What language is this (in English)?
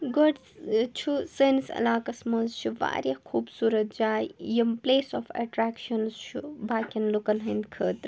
Kashmiri